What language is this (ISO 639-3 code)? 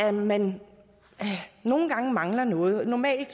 dan